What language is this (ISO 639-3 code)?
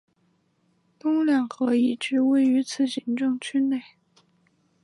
zho